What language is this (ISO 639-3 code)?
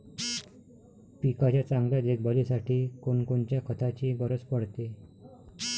mar